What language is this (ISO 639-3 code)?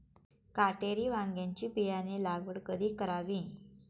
mar